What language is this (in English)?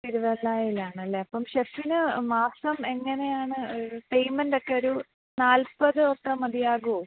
Malayalam